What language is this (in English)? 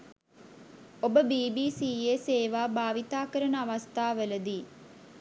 Sinhala